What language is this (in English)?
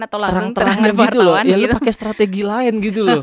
Indonesian